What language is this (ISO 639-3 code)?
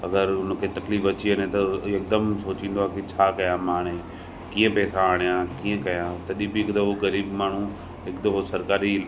snd